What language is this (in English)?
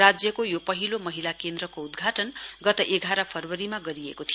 Nepali